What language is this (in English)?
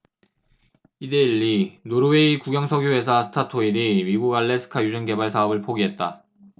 Korean